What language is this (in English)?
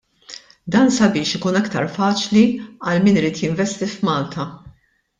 Maltese